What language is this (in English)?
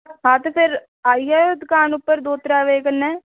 Dogri